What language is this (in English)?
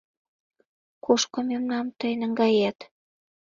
Mari